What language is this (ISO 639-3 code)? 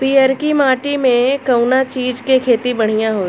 bho